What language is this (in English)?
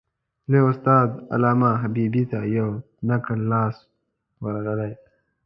Pashto